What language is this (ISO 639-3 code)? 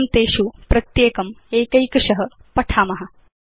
san